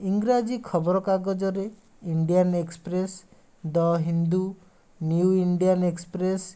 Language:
Odia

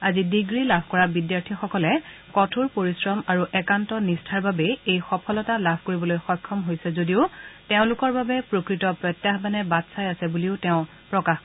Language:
Assamese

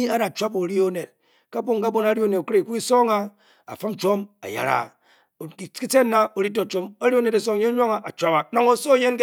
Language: Bokyi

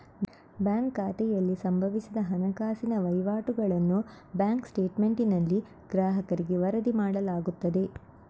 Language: Kannada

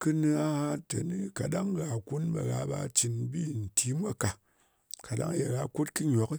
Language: Ngas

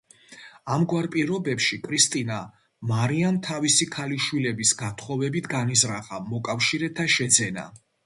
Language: Georgian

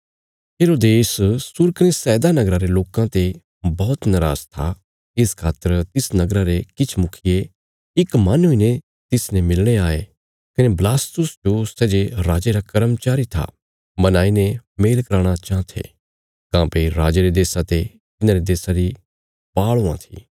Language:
Bilaspuri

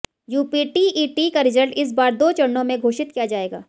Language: Hindi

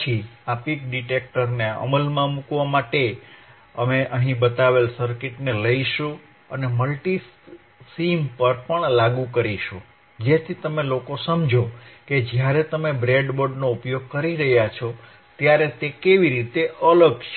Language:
Gujarati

